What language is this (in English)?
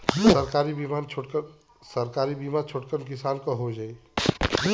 Bhojpuri